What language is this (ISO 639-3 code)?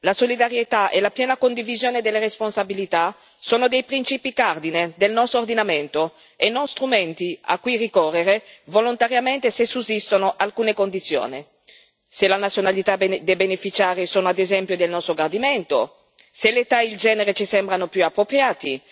ita